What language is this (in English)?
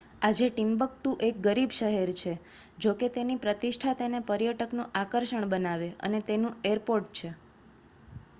Gujarati